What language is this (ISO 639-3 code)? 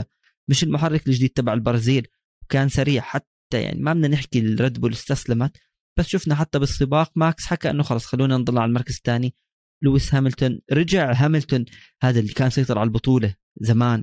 ara